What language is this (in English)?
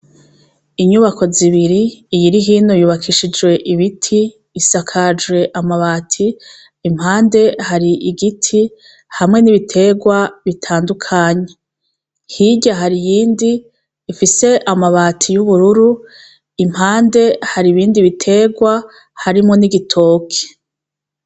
Rundi